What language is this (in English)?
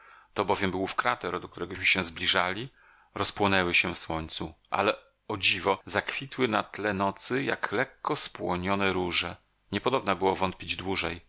Polish